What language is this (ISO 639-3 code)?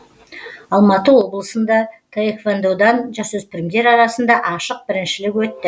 kaz